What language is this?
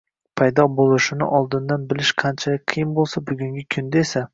Uzbek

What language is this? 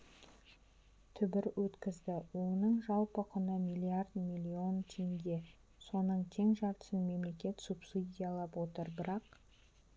Kazakh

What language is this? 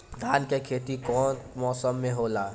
Bhojpuri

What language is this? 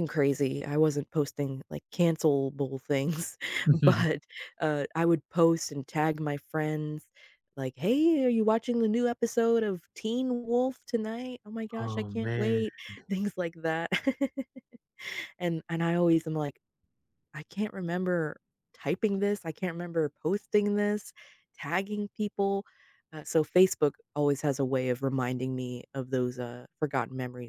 English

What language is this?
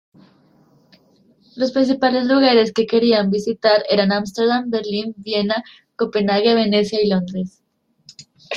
Spanish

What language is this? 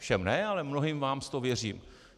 Czech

